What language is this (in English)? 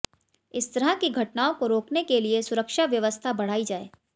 Hindi